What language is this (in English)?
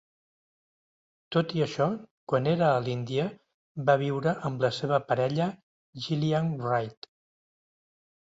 Catalan